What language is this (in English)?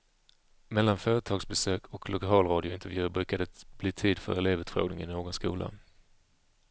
Swedish